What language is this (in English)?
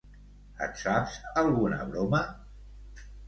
Catalan